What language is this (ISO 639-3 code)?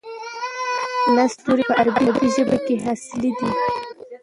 pus